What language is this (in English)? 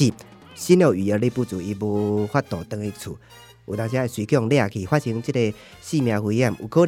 Chinese